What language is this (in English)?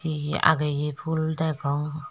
Chakma